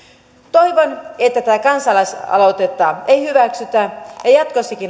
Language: Finnish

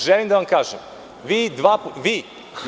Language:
Serbian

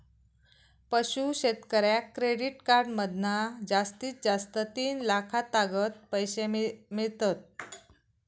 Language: Marathi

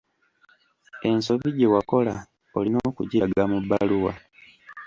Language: Ganda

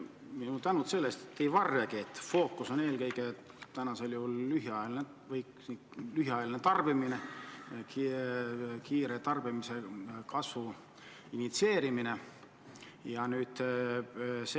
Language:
Estonian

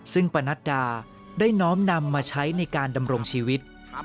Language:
Thai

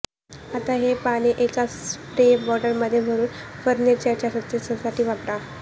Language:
Marathi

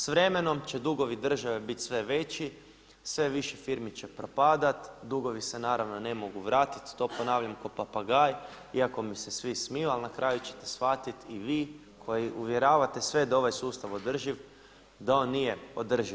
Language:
Croatian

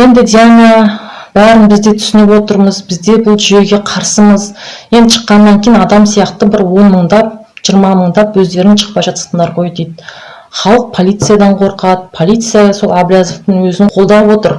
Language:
Kazakh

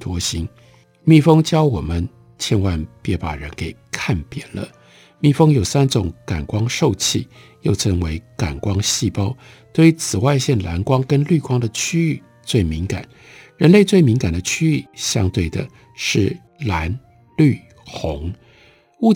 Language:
Chinese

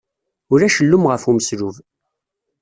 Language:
Kabyle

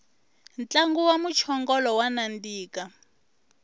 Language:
Tsonga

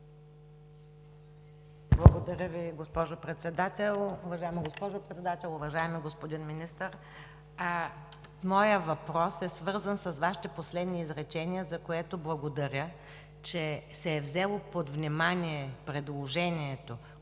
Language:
Bulgarian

